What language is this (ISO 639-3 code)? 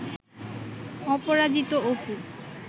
ben